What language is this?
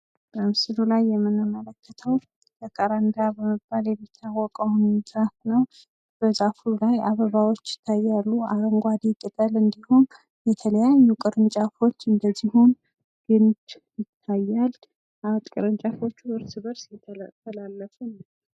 Amharic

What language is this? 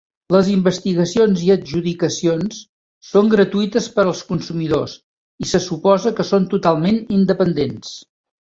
Catalan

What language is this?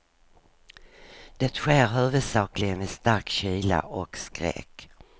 Swedish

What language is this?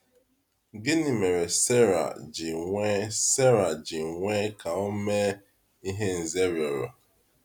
Igbo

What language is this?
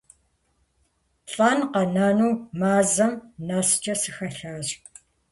Kabardian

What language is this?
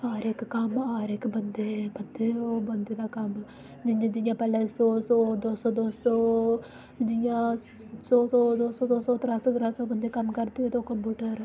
Dogri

